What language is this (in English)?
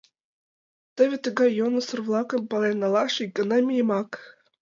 Mari